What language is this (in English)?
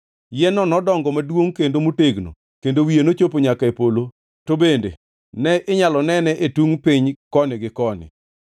Luo (Kenya and Tanzania)